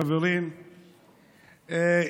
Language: Hebrew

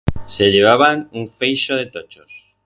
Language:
Aragonese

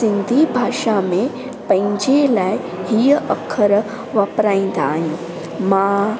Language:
Sindhi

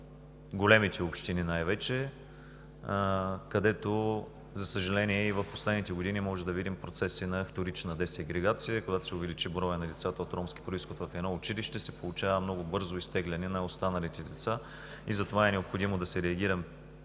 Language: Bulgarian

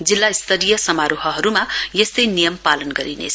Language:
Nepali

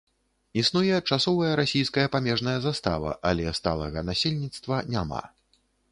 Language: Belarusian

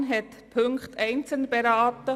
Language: Swiss German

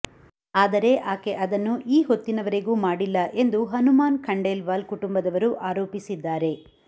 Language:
Kannada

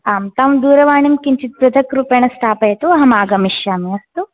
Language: Sanskrit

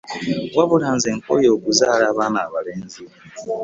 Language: Ganda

